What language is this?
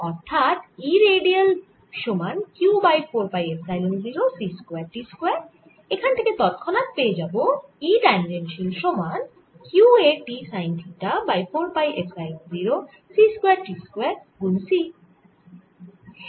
Bangla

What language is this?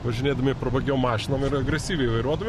Lithuanian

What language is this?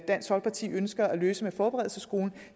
Danish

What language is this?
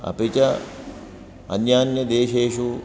Sanskrit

